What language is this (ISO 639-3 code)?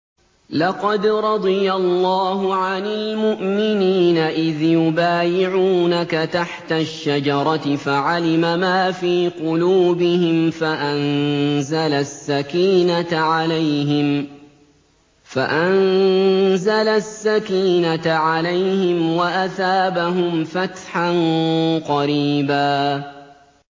ara